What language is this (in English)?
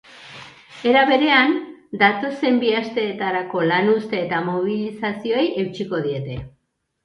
Basque